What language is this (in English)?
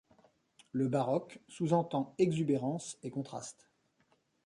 French